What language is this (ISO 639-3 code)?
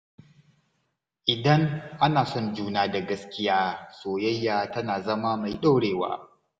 hau